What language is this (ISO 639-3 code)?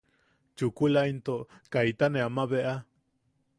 yaq